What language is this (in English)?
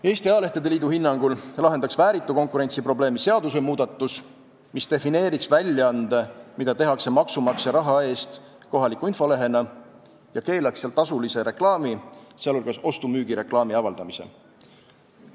Estonian